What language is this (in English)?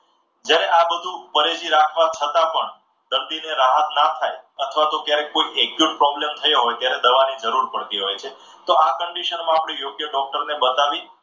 Gujarati